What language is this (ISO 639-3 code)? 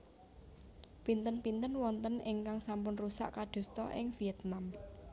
jav